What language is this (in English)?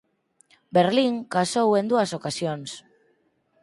Galician